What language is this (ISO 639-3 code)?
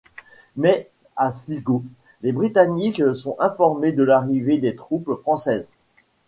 fra